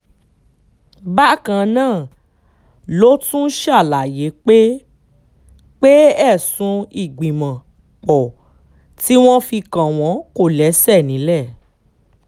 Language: Yoruba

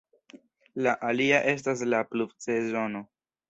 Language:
Esperanto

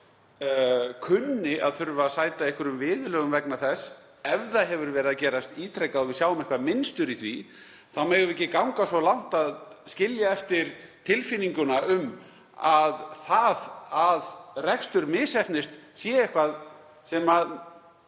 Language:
Icelandic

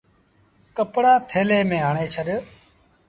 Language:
Sindhi Bhil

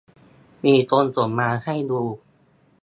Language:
Thai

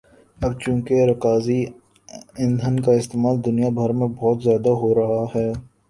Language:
Urdu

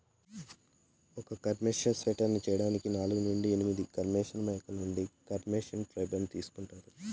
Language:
Telugu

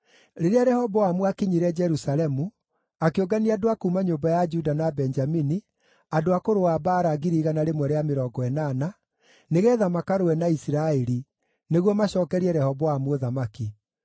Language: Kikuyu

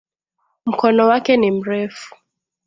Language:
Swahili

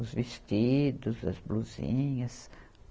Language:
Portuguese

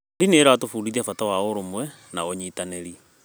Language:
Kikuyu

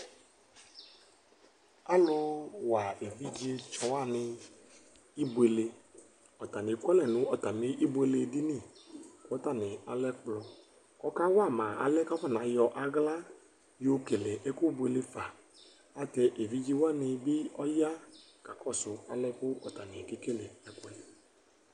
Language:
Ikposo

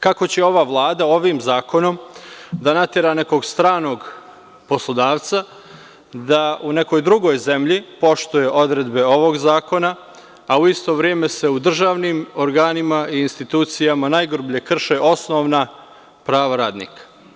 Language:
Serbian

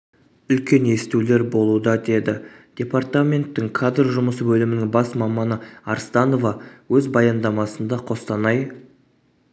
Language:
Kazakh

